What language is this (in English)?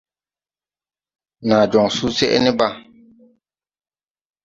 Tupuri